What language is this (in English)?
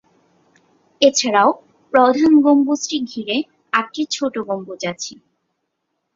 Bangla